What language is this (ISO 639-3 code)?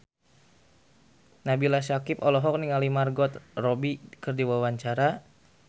sun